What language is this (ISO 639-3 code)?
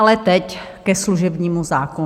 ces